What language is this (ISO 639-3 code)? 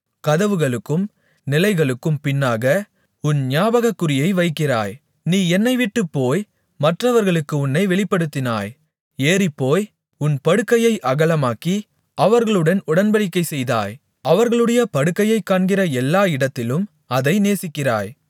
tam